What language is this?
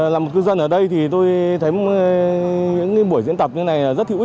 Vietnamese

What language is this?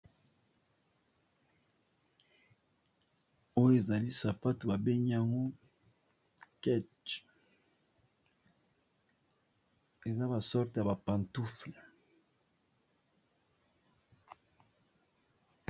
Lingala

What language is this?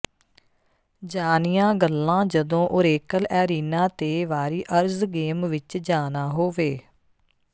Punjabi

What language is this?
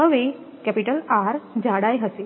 Gujarati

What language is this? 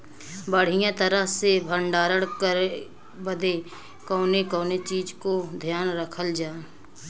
Bhojpuri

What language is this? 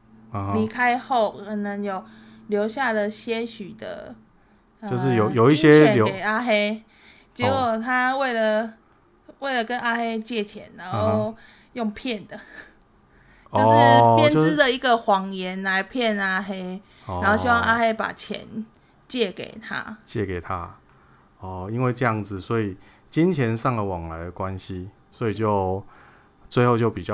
Chinese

